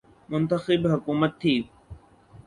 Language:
Urdu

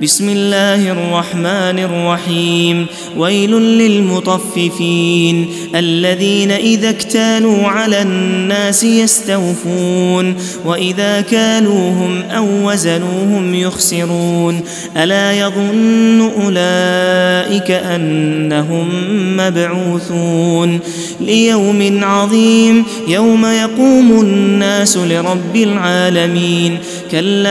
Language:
Arabic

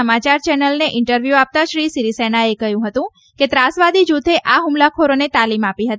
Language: Gujarati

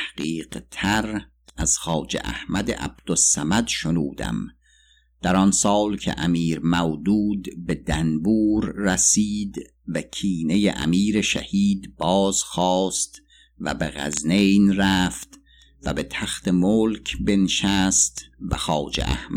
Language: Persian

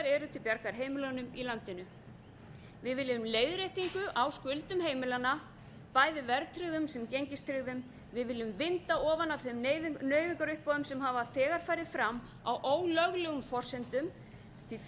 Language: Icelandic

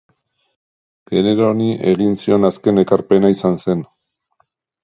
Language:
Basque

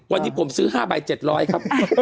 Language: Thai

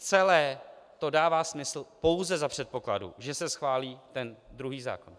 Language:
Czech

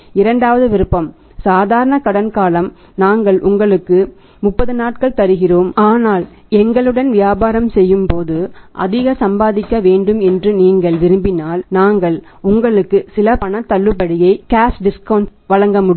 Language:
Tamil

